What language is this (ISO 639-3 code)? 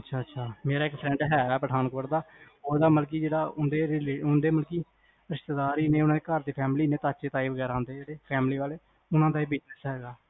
pan